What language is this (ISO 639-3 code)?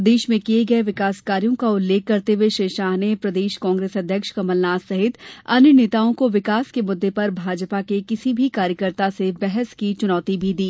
hin